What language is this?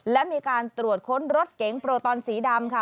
Thai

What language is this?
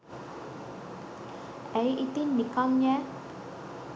Sinhala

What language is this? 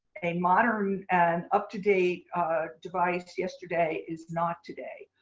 English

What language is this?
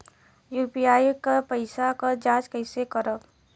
Bhojpuri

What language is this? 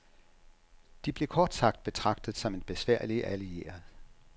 Danish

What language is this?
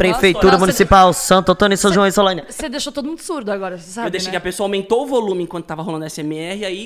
Portuguese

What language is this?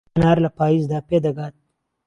Central Kurdish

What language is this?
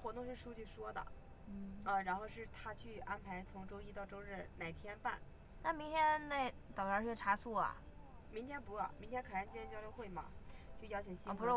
Chinese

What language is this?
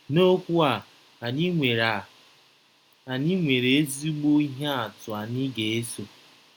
Igbo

